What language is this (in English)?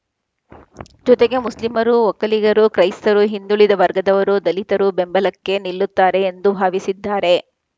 Kannada